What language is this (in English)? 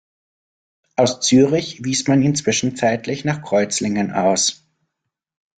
German